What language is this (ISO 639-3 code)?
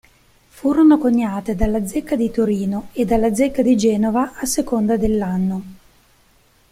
ita